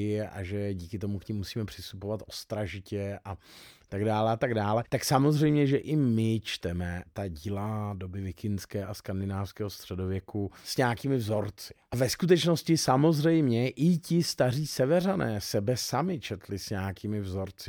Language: Czech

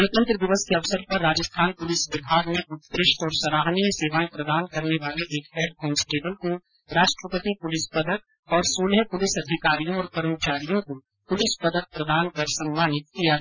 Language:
Hindi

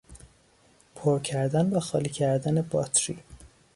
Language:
Persian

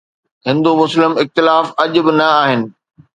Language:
Sindhi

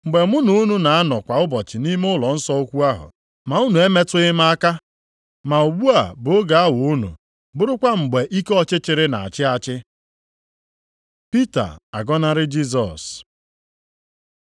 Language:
Igbo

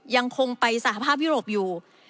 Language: Thai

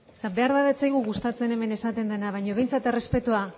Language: Basque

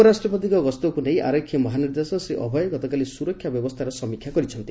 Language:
Odia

